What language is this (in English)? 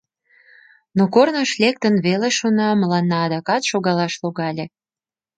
Mari